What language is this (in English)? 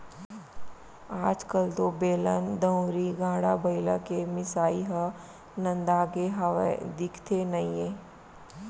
Chhattisgarhi